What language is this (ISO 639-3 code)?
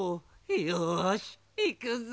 jpn